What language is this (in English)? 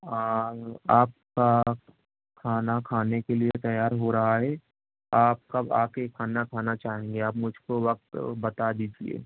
Urdu